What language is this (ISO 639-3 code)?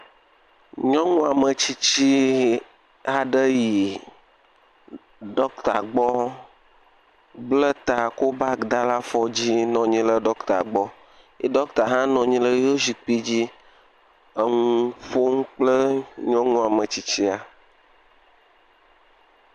ewe